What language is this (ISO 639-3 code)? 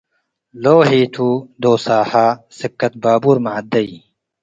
tig